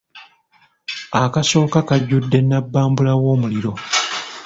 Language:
Ganda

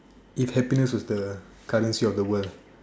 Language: English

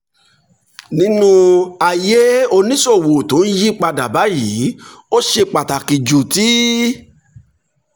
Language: Yoruba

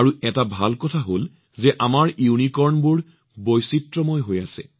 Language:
Assamese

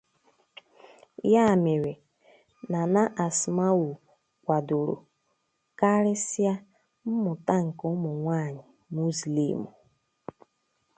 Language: Igbo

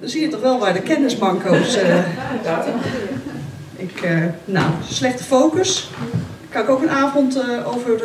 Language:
Dutch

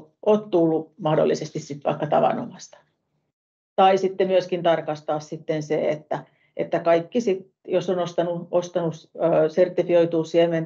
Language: Finnish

